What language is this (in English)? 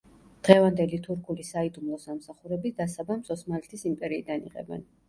Georgian